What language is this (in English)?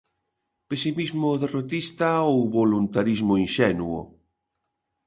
Galician